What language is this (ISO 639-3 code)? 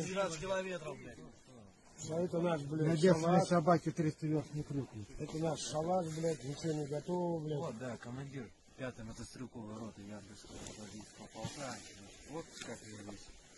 rus